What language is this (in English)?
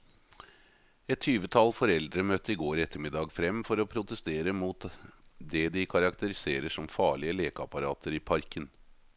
Norwegian